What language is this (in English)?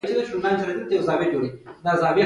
Pashto